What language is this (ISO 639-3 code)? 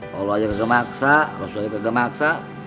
ind